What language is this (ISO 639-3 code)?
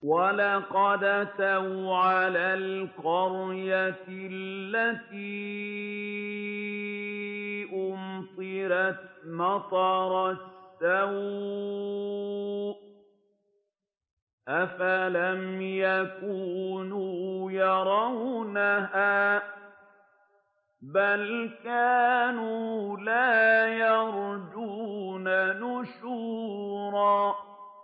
ara